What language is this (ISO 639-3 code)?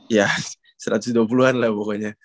ind